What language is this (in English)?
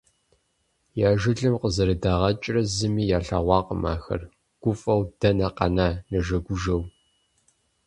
Kabardian